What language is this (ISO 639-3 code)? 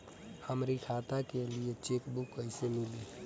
bho